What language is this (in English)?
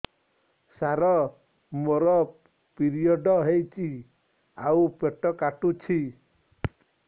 Odia